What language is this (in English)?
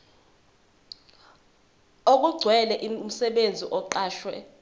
Zulu